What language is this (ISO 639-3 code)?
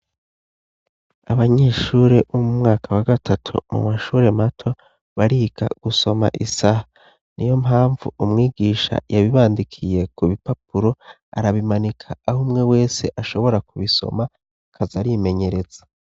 run